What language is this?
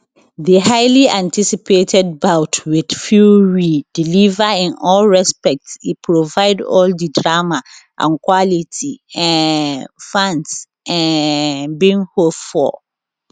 Nigerian Pidgin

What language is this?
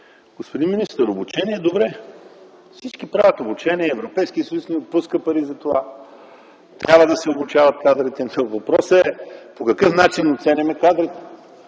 Bulgarian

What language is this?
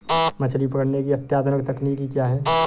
Hindi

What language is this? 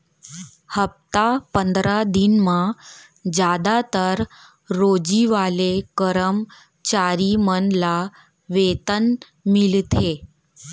Chhattisgarhi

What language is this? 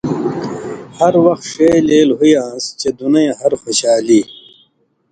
Indus Kohistani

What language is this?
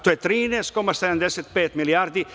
Serbian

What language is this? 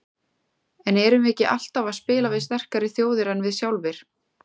Icelandic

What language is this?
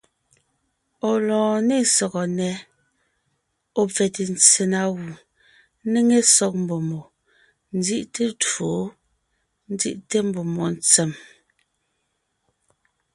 Ngiemboon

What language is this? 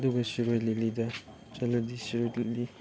Manipuri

